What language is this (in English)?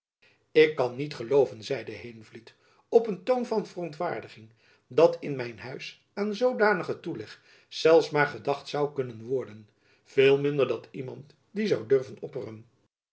Dutch